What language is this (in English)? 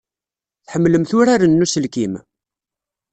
Kabyle